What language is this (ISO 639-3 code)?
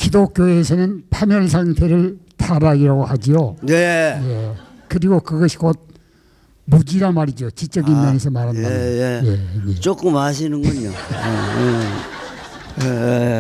kor